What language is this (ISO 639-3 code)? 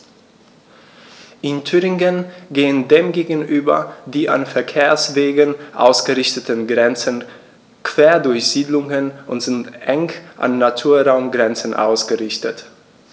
deu